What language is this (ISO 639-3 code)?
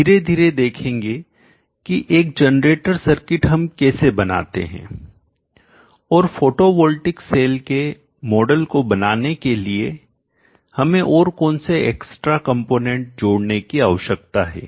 hin